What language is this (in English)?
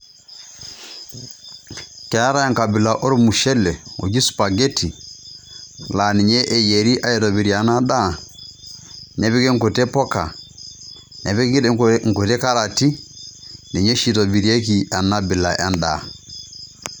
Masai